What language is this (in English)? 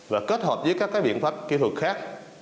Vietnamese